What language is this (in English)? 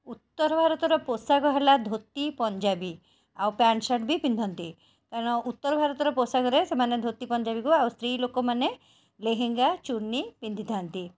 Odia